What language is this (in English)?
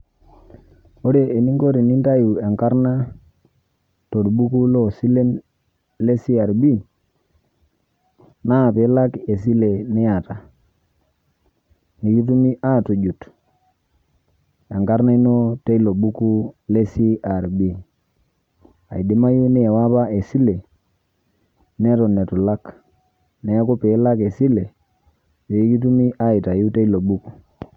Masai